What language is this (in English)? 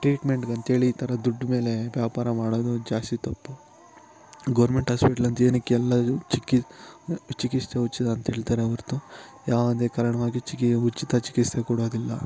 Kannada